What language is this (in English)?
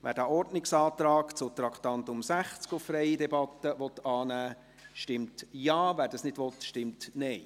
Swiss German